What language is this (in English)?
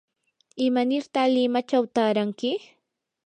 Yanahuanca Pasco Quechua